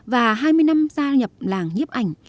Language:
Vietnamese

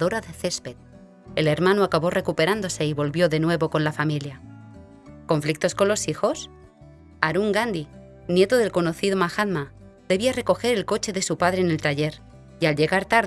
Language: Spanish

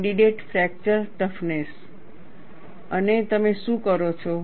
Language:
Gujarati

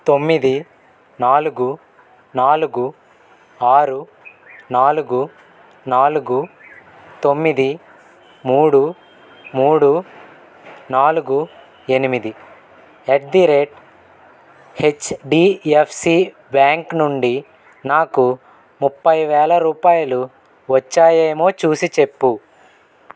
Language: Telugu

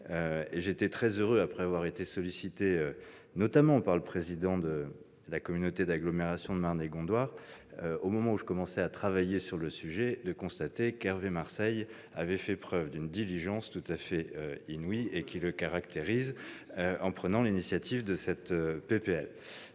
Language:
French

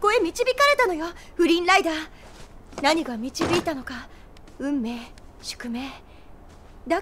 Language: Japanese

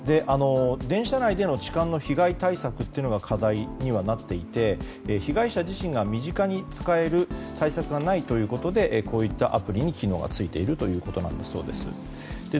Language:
Japanese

